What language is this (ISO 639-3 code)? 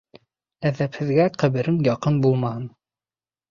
bak